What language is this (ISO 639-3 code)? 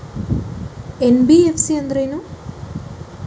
kan